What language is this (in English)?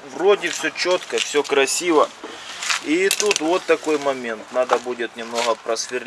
Russian